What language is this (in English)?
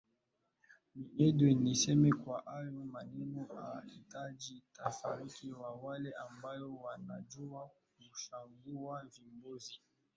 Swahili